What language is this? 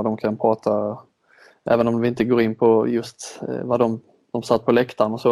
Swedish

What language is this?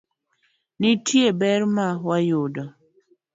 Luo (Kenya and Tanzania)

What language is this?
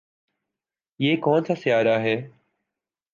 Urdu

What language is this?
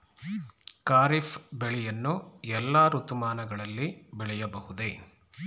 Kannada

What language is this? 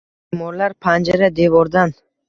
Uzbek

